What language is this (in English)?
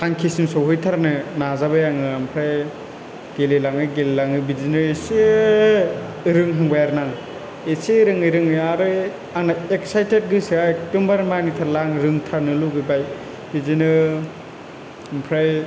Bodo